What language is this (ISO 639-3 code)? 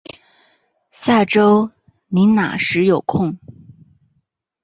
zho